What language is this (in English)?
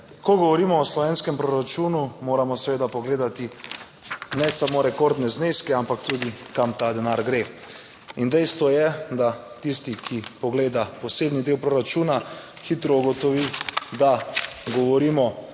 Slovenian